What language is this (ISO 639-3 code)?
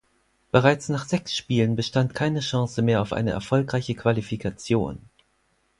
deu